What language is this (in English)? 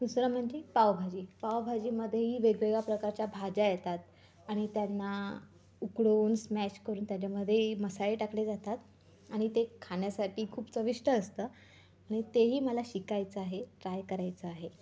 Marathi